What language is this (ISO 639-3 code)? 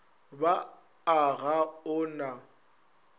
nso